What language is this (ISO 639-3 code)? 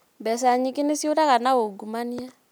kik